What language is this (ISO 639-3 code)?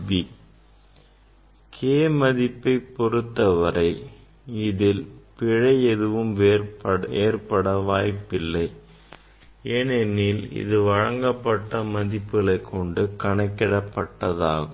tam